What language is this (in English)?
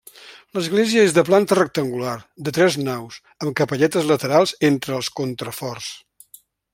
Catalan